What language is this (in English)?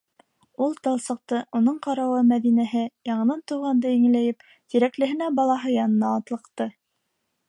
Bashkir